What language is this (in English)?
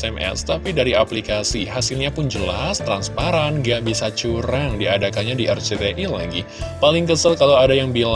Indonesian